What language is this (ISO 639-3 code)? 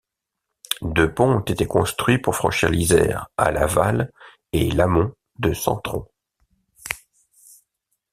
fra